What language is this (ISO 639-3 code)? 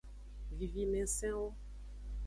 ajg